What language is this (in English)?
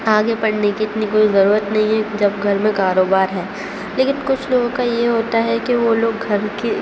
Urdu